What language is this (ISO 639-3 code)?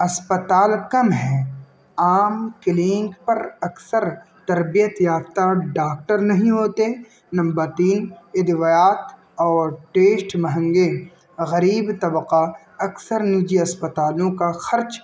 urd